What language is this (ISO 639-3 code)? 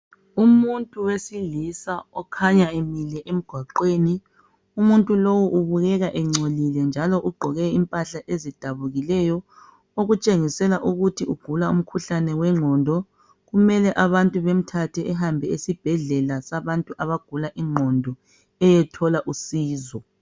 nde